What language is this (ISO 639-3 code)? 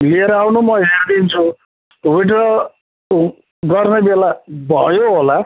nep